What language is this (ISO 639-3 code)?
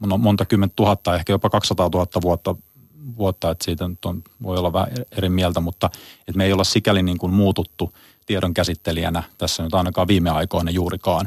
fin